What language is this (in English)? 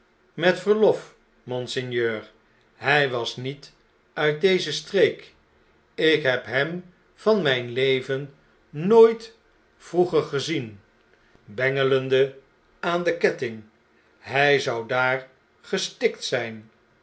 Dutch